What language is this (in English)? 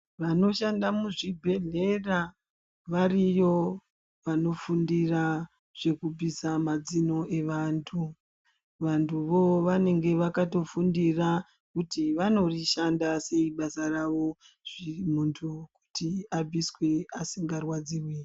Ndau